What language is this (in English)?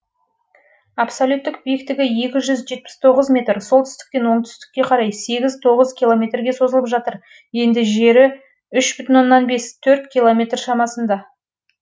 Kazakh